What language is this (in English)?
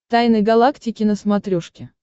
Russian